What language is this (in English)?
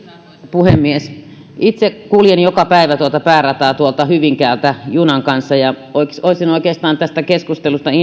Finnish